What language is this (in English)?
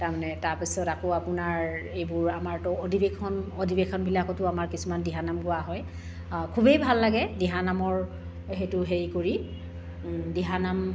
Assamese